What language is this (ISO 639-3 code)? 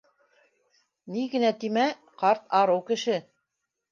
bak